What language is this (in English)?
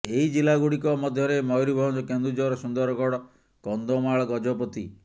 Odia